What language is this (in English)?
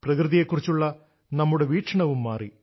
Malayalam